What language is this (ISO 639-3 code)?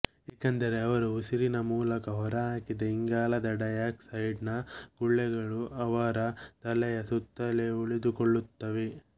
kan